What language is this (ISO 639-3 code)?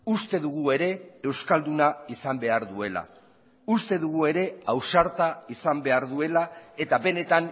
eus